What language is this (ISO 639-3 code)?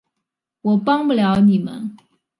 zho